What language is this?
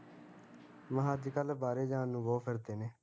Punjabi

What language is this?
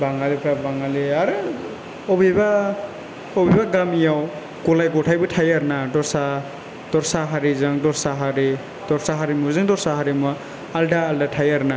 Bodo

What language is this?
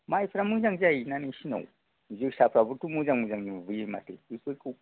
Bodo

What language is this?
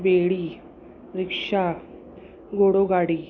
Sindhi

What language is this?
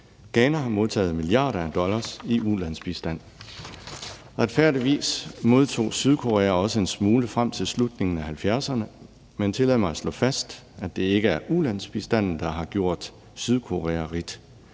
Danish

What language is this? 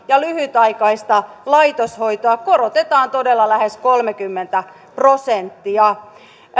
Finnish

